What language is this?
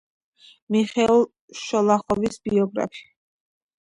Georgian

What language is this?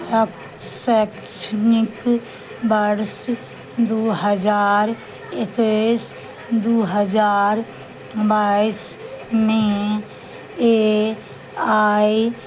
Maithili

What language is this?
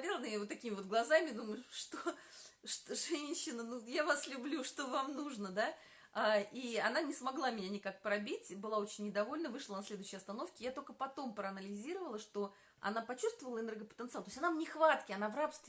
Russian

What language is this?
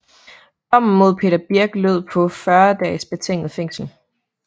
Danish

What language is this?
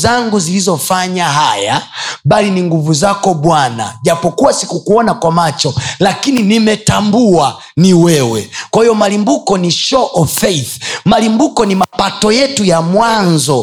Swahili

